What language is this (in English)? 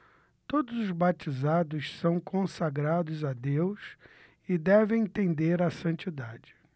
Portuguese